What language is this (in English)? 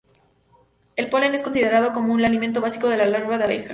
Spanish